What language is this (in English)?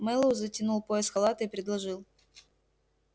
Russian